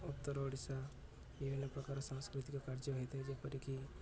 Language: Odia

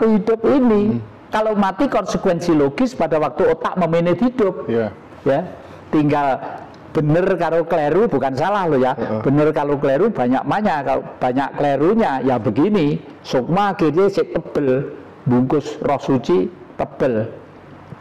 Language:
Indonesian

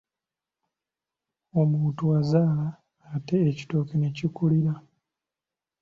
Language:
Ganda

